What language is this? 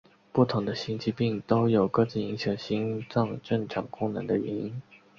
Chinese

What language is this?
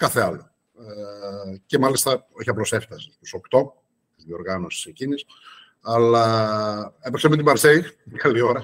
Greek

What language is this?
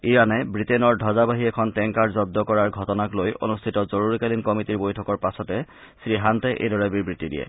Assamese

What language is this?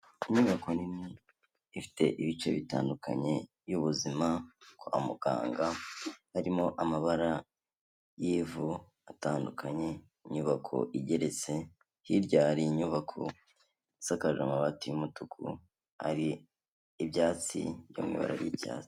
Kinyarwanda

